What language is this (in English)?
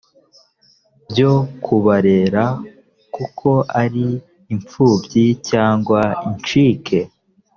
Kinyarwanda